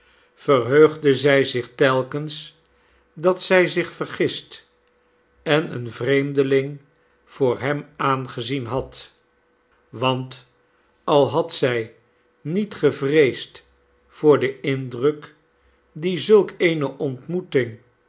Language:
Dutch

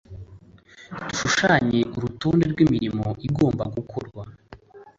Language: Kinyarwanda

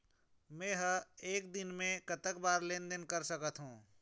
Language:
Chhattisgarhi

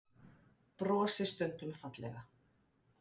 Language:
Icelandic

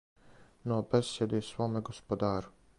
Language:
Serbian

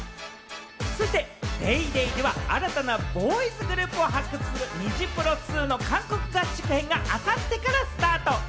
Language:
Japanese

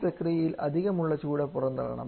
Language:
Malayalam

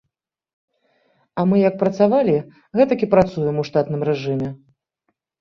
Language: Belarusian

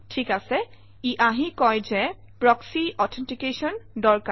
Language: Assamese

